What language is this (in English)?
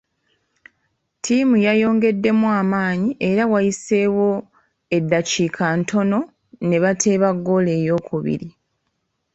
Ganda